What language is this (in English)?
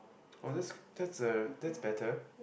English